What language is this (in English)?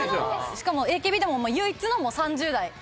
Japanese